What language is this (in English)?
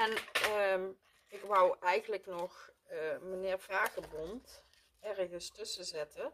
Dutch